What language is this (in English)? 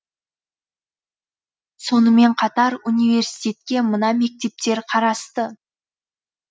Kazakh